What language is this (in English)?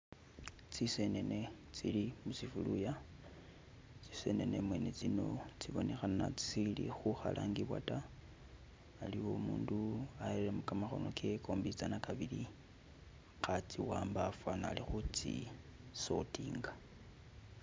Masaaba